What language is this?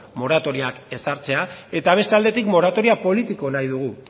Basque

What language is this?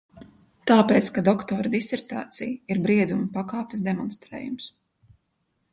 Latvian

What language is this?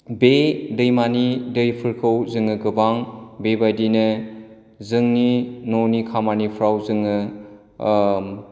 Bodo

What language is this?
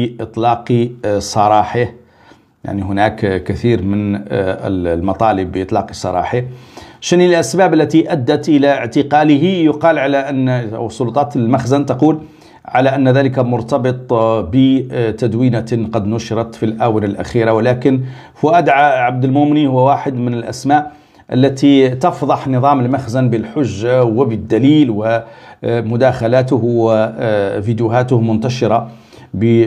Arabic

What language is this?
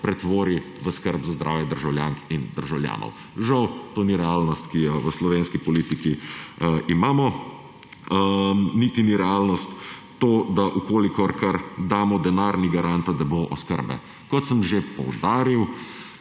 Slovenian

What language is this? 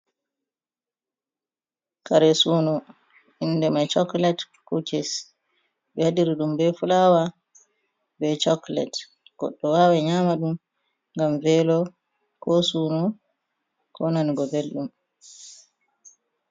Fula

